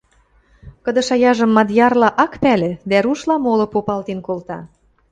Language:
Western Mari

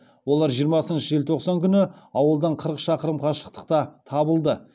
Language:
Kazakh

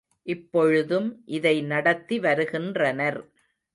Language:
Tamil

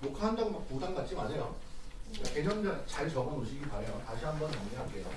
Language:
Korean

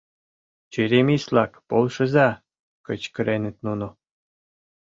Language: Mari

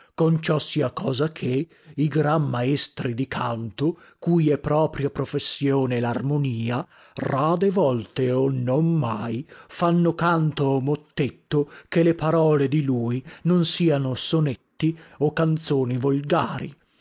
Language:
Italian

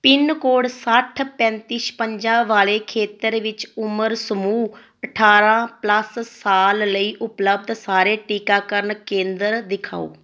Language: Punjabi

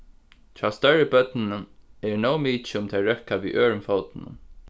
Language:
Faroese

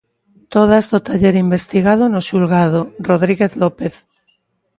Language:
Galician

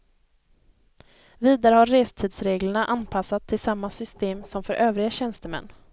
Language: Swedish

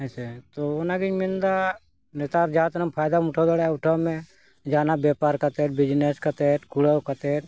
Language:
Santali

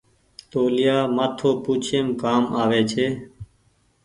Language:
Goaria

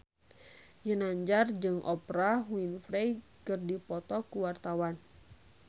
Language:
Sundanese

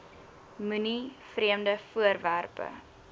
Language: Afrikaans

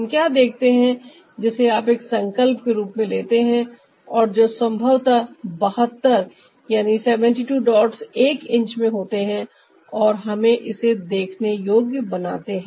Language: Hindi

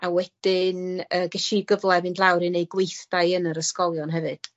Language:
Welsh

